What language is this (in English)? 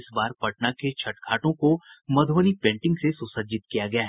Hindi